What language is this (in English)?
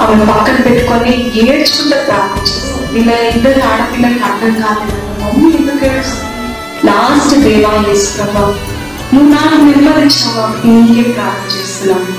Telugu